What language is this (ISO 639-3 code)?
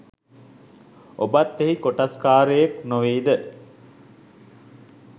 sin